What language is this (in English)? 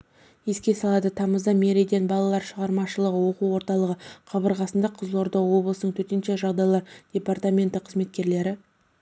Kazakh